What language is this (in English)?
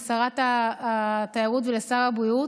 Hebrew